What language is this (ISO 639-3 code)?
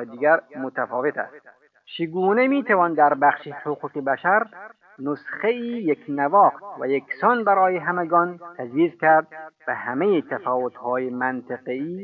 fas